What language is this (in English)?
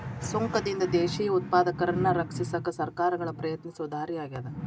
Kannada